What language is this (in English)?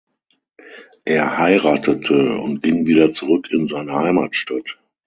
German